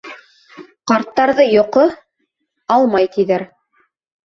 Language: Bashkir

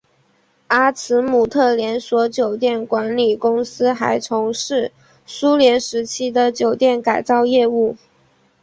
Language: Chinese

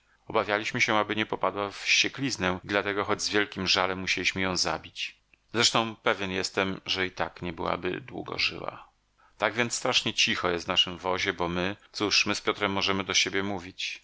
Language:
Polish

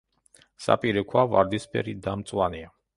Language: Georgian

